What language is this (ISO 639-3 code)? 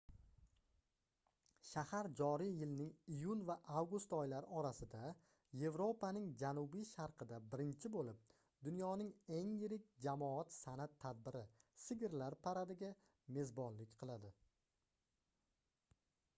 uzb